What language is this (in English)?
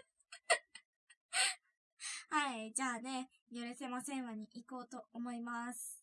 Japanese